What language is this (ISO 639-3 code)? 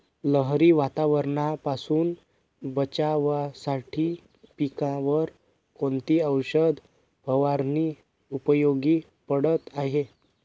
mar